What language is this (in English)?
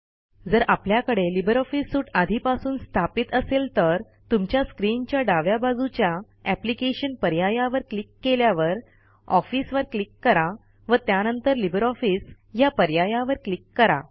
Marathi